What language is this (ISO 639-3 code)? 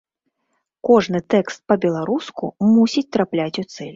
bel